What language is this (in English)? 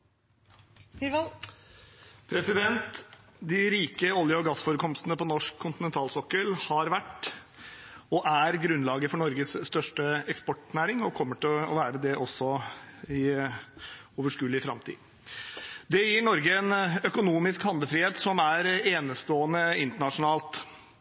Norwegian